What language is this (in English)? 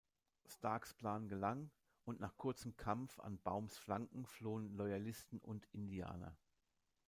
German